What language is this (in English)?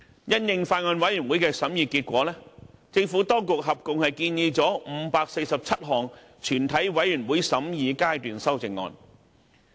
Cantonese